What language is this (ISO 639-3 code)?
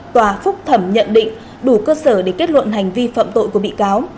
vie